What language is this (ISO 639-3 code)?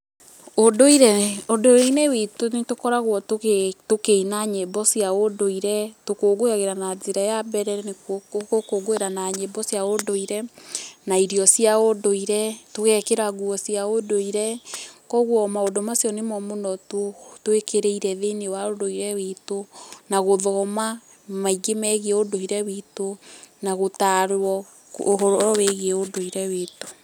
kik